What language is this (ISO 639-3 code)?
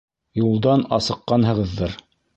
bak